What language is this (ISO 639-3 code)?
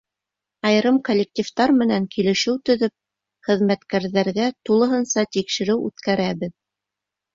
bak